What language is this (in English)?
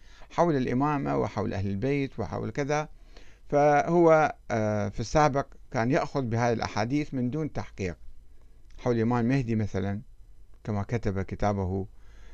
Arabic